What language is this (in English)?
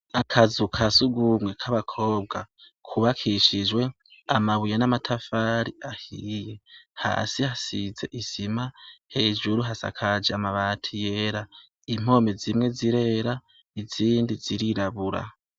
Rundi